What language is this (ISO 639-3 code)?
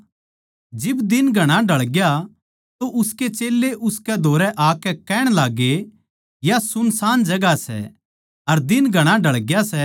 bgc